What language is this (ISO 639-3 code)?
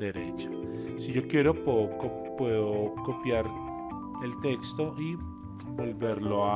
spa